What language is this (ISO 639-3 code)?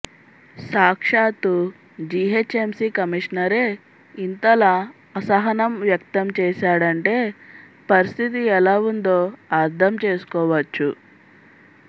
tel